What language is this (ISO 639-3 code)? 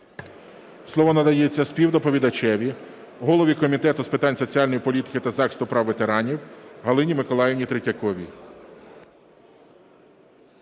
ukr